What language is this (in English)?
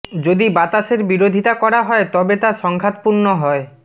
Bangla